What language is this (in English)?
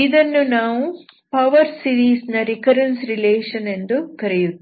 Kannada